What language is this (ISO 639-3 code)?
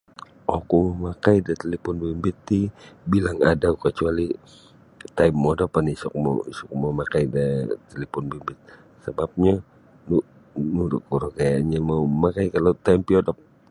bsy